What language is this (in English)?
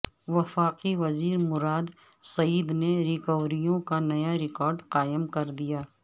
Urdu